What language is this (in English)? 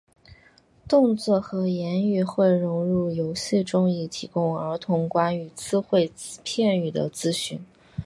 Chinese